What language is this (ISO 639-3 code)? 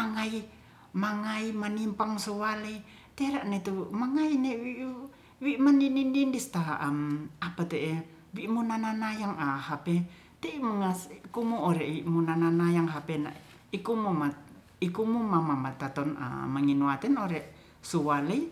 rth